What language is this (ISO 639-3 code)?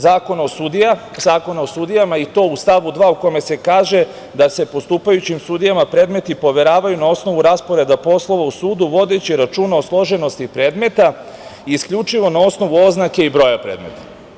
srp